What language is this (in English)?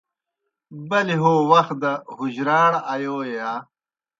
Kohistani Shina